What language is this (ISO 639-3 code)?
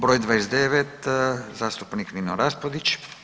hrv